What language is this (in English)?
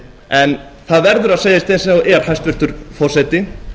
Icelandic